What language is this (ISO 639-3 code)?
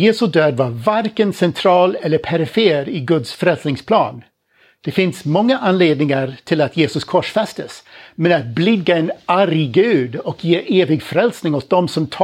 swe